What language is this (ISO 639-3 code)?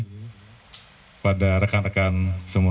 ind